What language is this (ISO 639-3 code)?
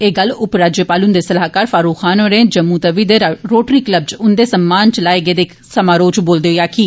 doi